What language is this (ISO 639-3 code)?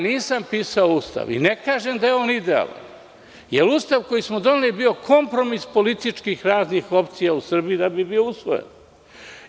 srp